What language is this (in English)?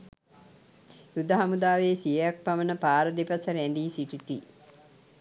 Sinhala